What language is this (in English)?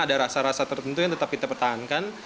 Indonesian